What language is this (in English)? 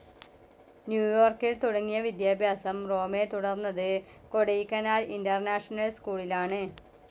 Malayalam